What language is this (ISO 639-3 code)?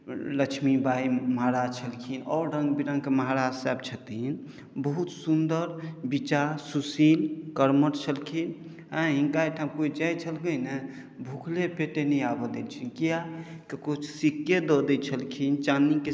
mai